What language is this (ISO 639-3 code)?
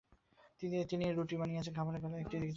ben